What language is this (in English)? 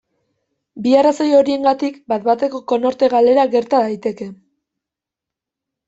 Basque